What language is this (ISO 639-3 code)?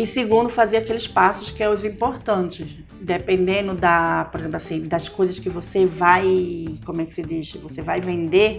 por